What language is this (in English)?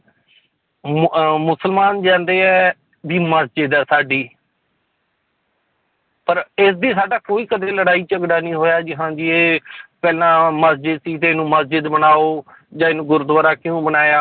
Punjabi